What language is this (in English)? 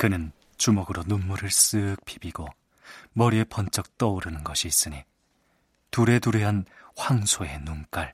Korean